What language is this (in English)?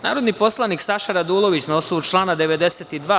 Serbian